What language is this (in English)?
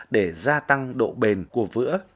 Vietnamese